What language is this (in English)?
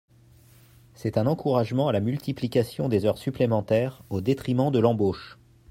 French